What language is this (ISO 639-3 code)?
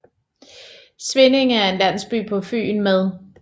dan